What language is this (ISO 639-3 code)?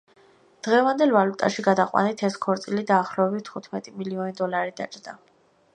kat